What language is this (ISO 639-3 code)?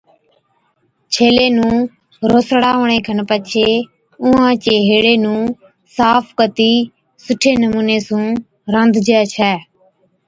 odk